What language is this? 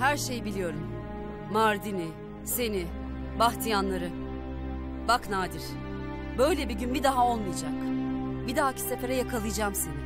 Turkish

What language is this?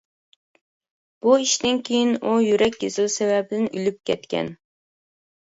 Uyghur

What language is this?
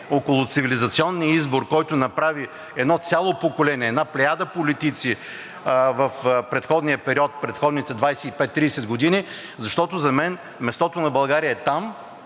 Bulgarian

